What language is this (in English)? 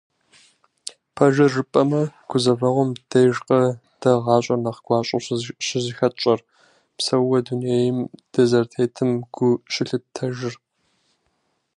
Kabardian